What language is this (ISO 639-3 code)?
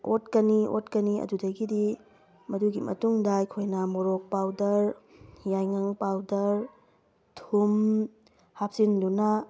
mni